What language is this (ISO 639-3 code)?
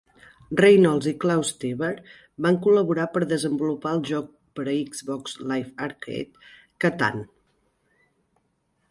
cat